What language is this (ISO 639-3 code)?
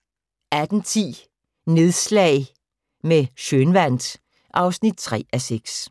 dan